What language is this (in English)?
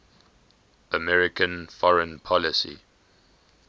English